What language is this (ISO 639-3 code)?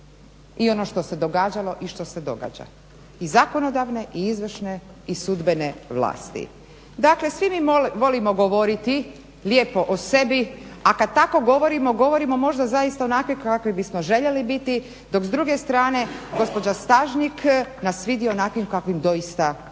hrv